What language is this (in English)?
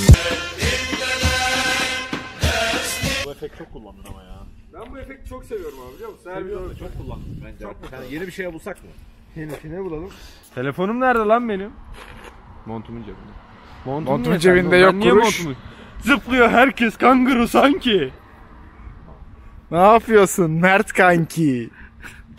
Turkish